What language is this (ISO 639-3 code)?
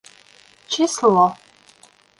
bak